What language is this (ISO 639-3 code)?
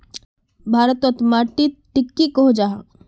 mag